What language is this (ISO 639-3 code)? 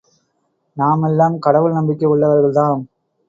tam